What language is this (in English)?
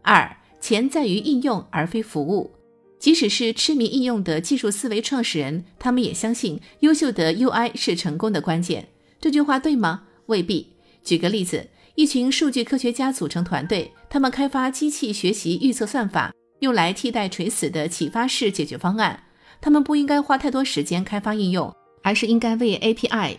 Chinese